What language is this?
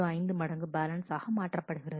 Tamil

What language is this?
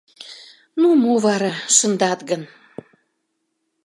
Mari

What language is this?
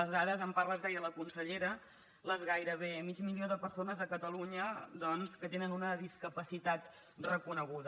Catalan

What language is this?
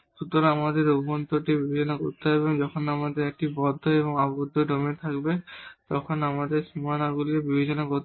Bangla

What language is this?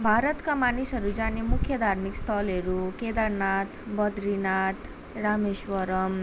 Nepali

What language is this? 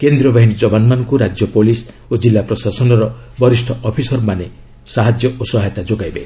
Odia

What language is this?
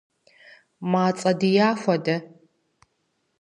Kabardian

